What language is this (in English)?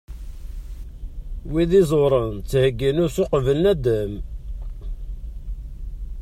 Kabyle